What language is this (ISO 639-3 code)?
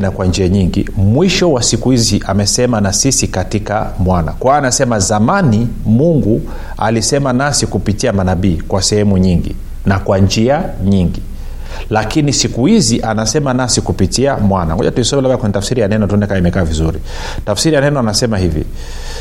swa